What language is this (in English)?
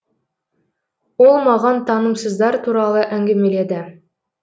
Kazakh